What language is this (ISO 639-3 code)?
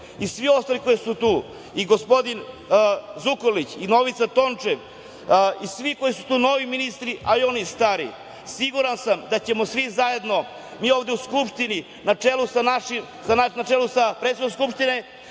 srp